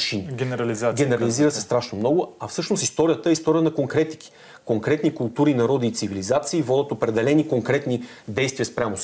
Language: Bulgarian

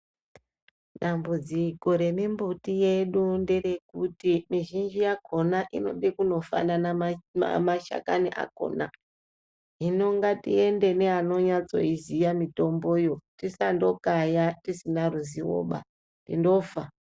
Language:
Ndau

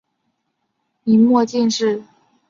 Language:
Chinese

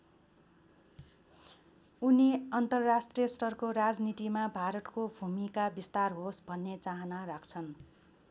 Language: Nepali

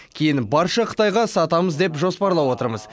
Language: Kazakh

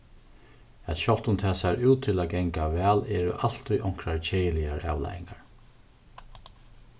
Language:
Faroese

